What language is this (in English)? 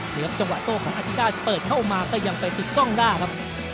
Thai